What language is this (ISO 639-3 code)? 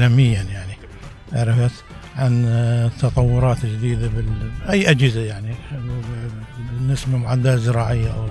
ara